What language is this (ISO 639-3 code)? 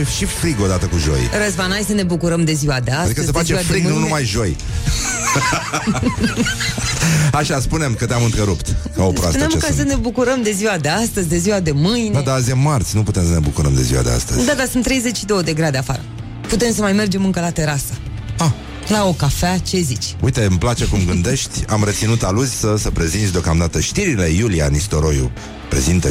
ron